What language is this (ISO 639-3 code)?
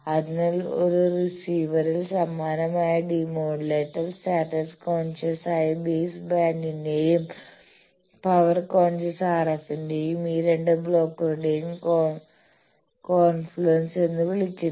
mal